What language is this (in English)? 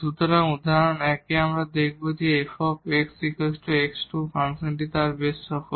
Bangla